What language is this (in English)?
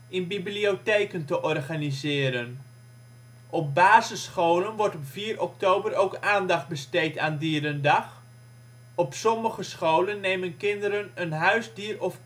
Dutch